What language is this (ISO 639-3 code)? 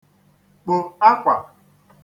ibo